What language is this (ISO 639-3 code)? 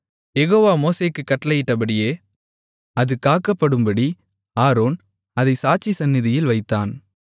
tam